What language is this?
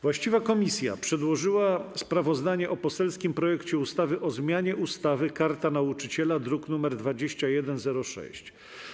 Polish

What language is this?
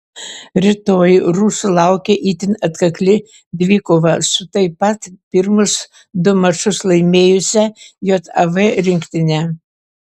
Lithuanian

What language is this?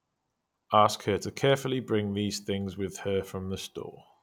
English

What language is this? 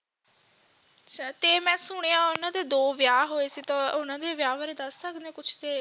Punjabi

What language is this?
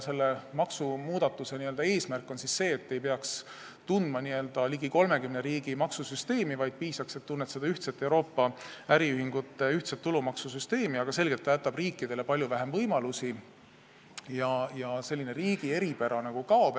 Estonian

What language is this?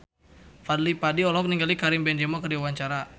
Sundanese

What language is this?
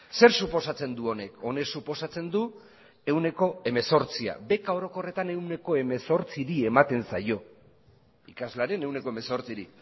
Basque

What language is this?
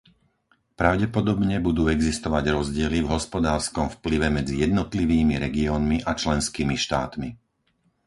Slovak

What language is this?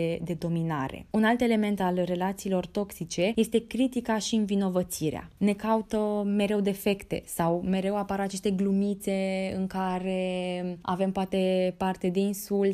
Romanian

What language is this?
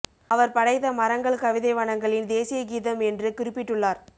Tamil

